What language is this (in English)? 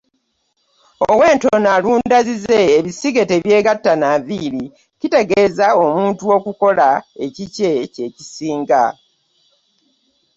Ganda